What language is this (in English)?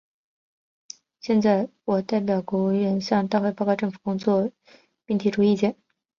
Chinese